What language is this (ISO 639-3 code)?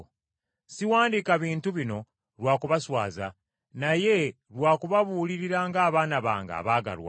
lug